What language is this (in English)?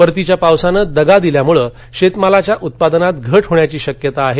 Marathi